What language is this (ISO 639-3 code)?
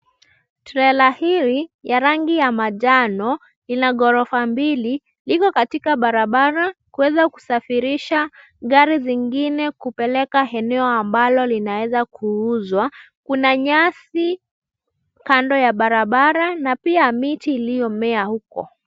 swa